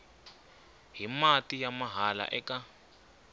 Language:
Tsonga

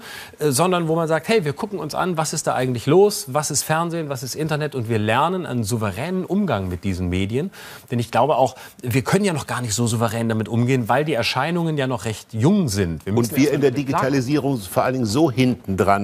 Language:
German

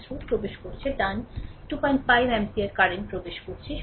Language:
Bangla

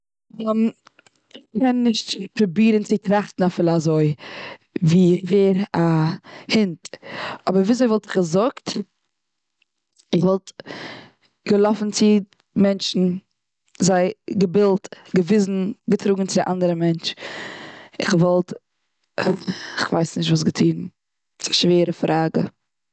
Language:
Yiddish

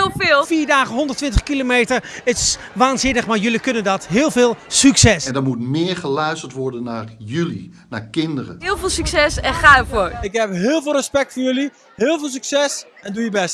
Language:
Dutch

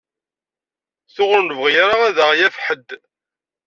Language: Kabyle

